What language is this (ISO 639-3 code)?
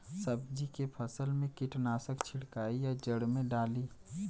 bho